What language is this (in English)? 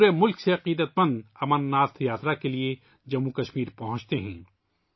Urdu